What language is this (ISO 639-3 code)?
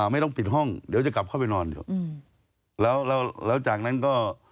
tha